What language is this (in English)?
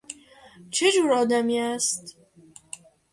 Persian